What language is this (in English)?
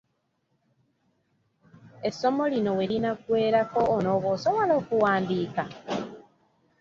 Ganda